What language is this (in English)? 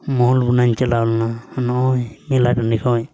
Santali